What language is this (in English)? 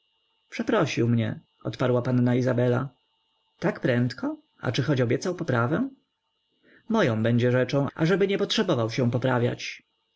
Polish